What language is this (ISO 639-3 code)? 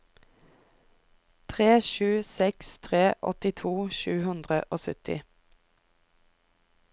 nor